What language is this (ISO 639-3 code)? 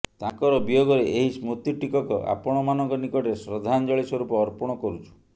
ori